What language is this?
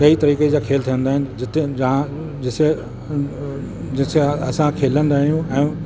Sindhi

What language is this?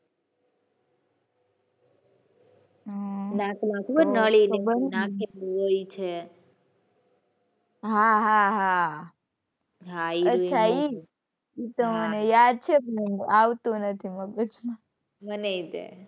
Gujarati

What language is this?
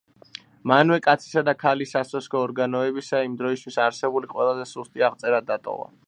Georgian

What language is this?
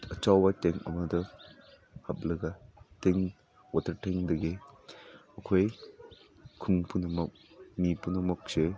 Manipuri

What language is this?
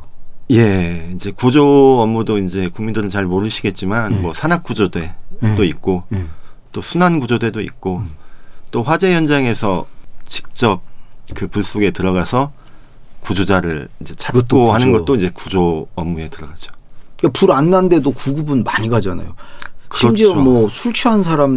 Korean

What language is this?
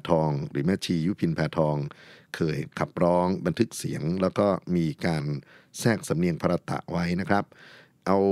Thai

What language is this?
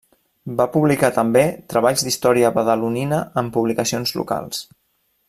Catalan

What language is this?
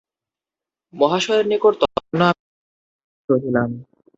Bangla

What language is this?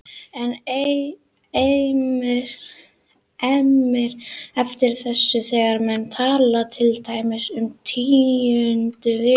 Icelandic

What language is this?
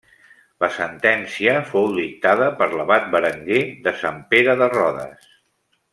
Catalan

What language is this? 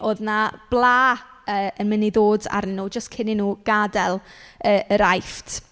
Welsh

